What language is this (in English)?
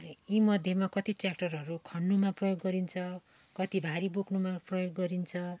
Nepali